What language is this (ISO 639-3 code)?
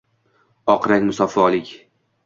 uzb